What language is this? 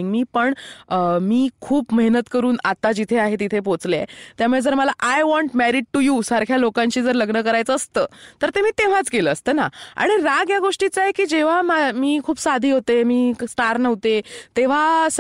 Marathi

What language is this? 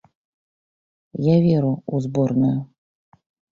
Belarusian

